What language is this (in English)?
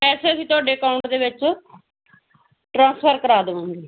Punjabi